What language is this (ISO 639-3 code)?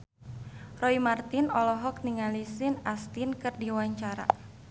sun